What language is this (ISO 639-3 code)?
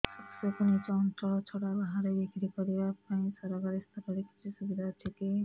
ori